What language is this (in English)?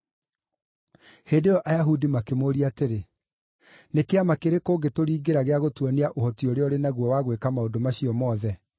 Kikuyu